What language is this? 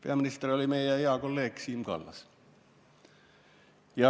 Estonian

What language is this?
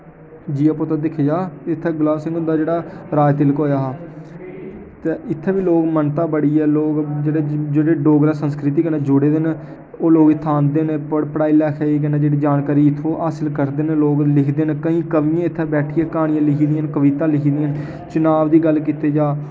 Dogri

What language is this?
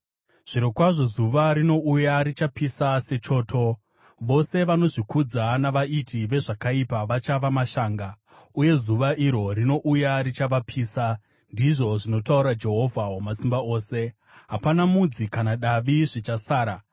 Shona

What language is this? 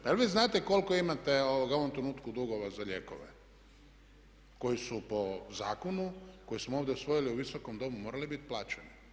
Croatian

